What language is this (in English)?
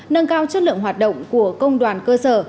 Vietnamese